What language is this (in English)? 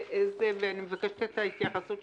Hebrew